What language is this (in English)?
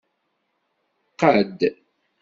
Kabyle